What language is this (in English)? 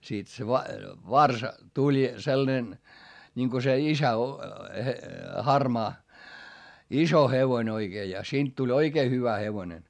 Finnish